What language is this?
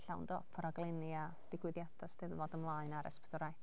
Welsh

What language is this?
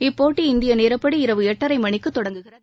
Tamil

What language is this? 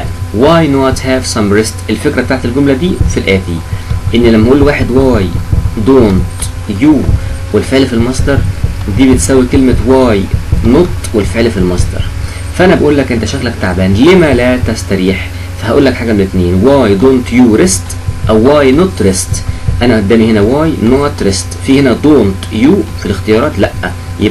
Arabic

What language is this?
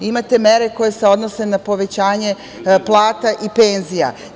Serbian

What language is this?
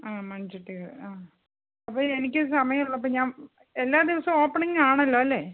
Malayalam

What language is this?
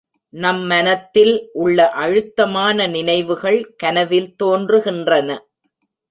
Tamil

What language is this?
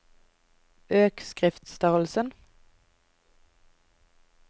Norwegian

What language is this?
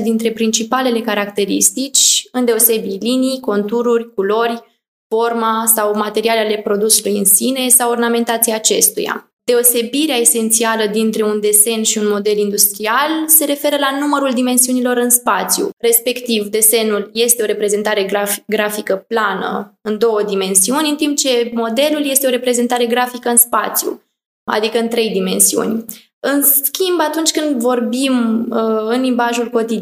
Romanian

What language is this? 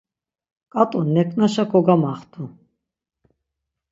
Laz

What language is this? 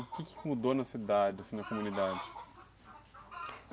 Portuguese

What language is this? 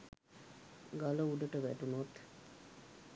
Sinhala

